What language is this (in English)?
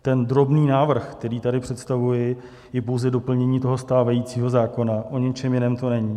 Czech